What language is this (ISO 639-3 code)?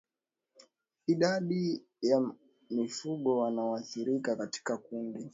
swa